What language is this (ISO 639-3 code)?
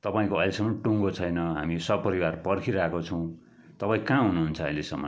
nep